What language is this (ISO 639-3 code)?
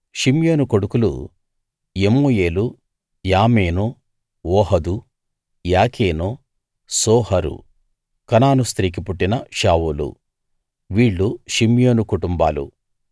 tel